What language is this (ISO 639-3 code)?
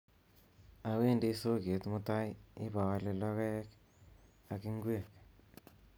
kln